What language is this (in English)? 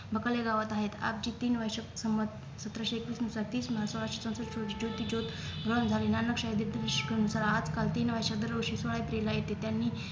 Marathi